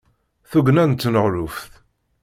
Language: Kabyle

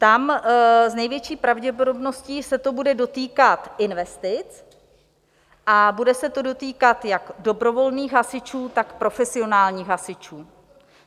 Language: Czech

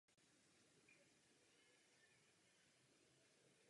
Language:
Czech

